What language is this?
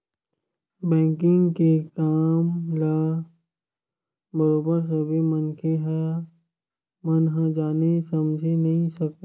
Chhattisgarhi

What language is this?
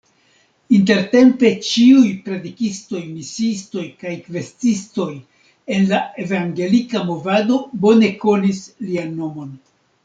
Esperanto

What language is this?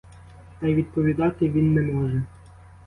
Ukrainian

